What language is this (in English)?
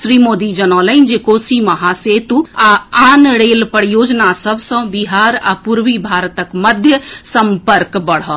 Maithili